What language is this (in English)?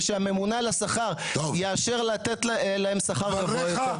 Hebrew